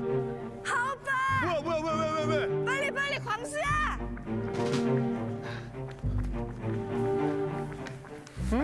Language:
Korean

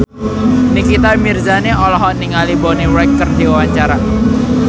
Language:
Sundanese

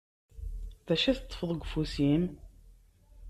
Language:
Kabyle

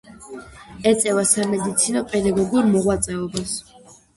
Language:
Georgian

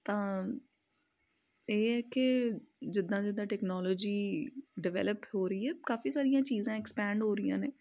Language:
Punjabi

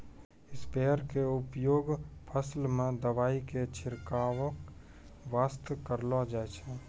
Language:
Maithili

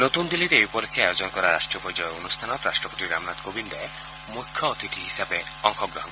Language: Assamese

